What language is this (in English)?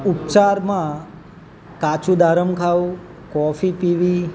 Gujarati